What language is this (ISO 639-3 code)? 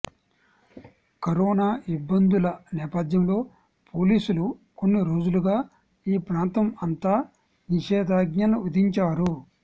tel